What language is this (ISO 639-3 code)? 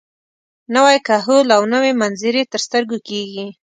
pus